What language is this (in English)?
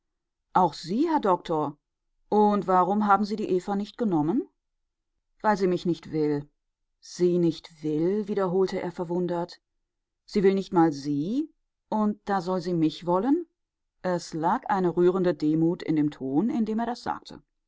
German